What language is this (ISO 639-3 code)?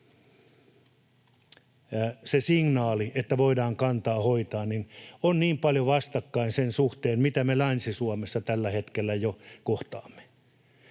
fin